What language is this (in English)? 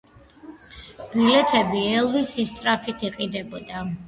Georgian